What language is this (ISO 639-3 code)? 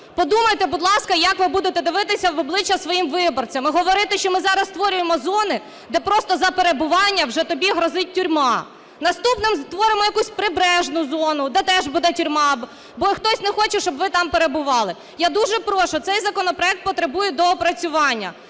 ukr